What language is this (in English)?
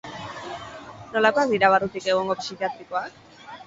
Basque